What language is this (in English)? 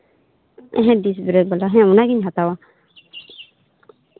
Santali